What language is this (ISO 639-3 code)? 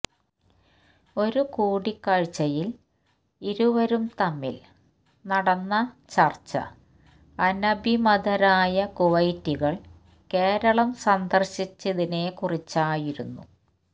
mal